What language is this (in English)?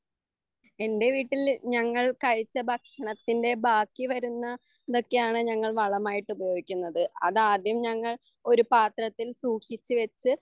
Malayalam